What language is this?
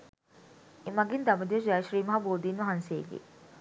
Sinhala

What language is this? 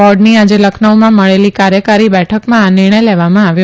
Gujarati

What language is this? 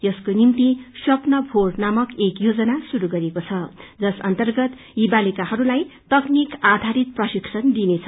Nepali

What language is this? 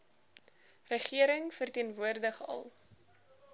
Afrikaans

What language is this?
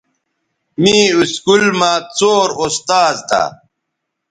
Bateri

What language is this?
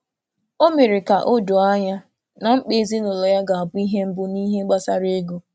Igbo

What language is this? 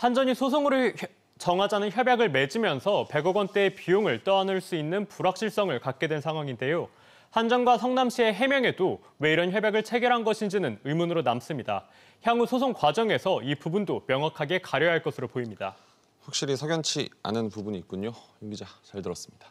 Korean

